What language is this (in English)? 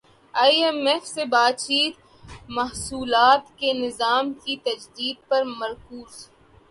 Urdu